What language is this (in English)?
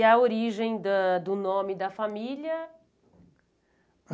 Portuguese